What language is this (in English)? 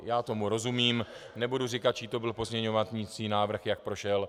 Czech